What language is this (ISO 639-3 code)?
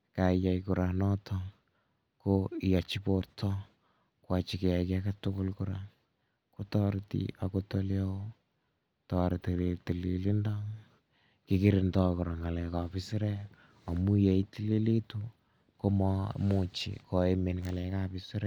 kln